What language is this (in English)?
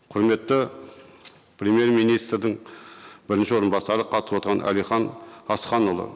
Kazakh